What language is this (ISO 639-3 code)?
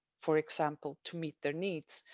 eng